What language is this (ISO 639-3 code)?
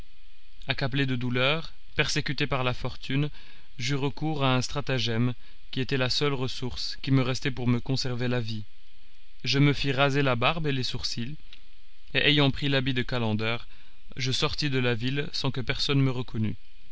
fra